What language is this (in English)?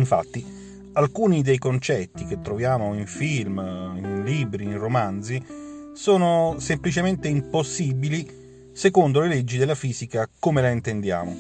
Italian